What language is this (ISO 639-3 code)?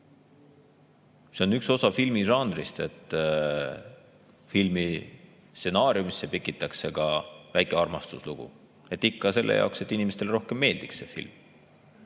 est